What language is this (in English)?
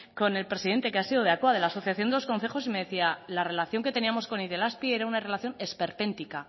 Spanish